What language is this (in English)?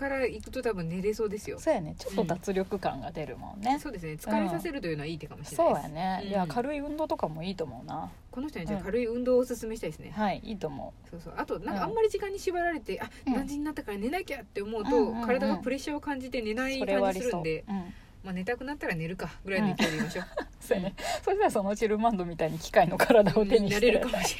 Japanese